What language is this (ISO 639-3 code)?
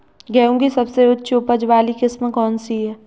hin